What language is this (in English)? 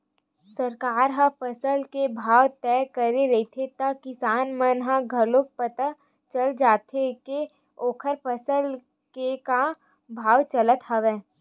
Chhattisgarhi